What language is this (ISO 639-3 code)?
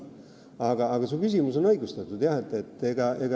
est